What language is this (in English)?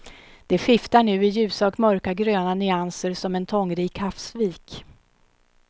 Swedish